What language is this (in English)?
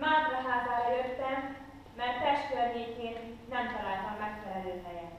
Hungarian